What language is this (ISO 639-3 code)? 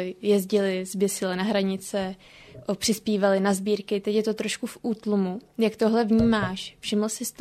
ces